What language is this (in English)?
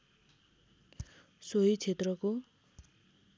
Nepali